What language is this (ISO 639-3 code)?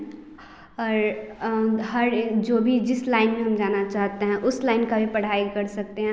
hin